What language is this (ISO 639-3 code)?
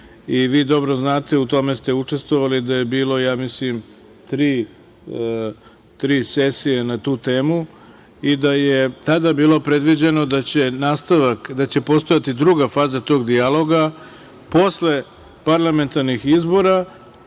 srp